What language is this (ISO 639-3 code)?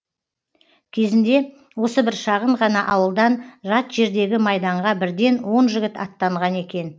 kaz